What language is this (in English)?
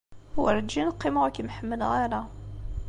Kabyle